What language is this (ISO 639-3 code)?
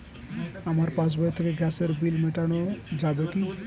ben